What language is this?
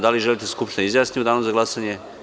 Serbian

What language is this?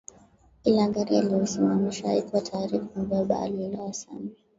Swahili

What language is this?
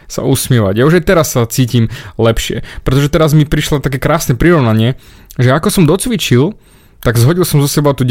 Slovak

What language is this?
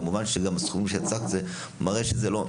Hebrew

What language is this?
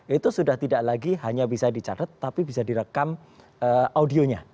Indonesian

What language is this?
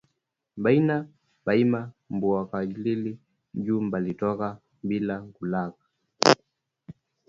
Swahili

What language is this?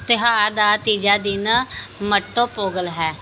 Punjabi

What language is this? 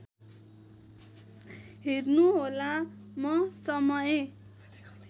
Nepali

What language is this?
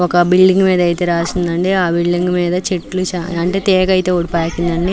Telugu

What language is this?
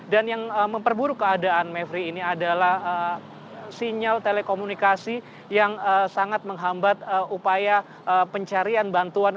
Indonesian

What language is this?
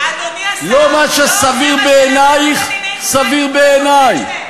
Hebrew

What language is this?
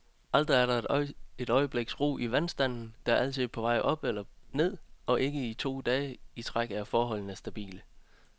Danish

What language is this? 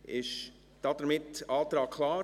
Swiss German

